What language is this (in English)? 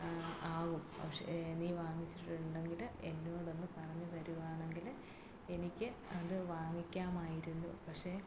Malayalam